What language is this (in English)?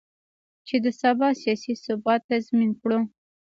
Pashto